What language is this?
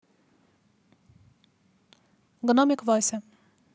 Russian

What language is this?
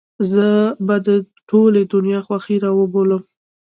Pashto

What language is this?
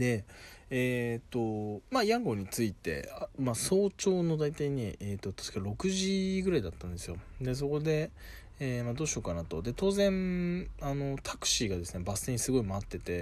Japanese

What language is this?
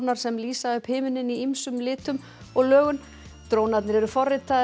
Icelandic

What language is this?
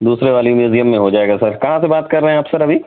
Urdu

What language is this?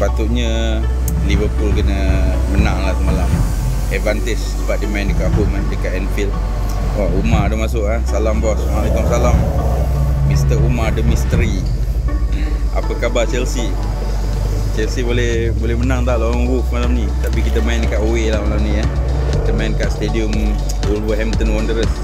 Malay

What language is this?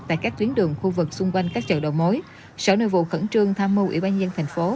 Vietnamese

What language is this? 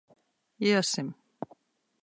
Latvian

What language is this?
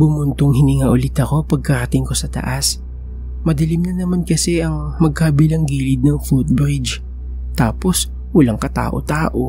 Filipino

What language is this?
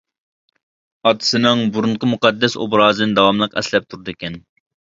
Uyghur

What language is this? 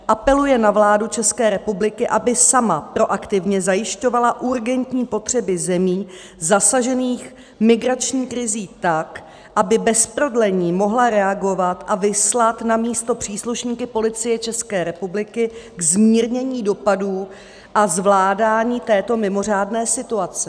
Czech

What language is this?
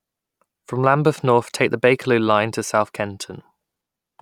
English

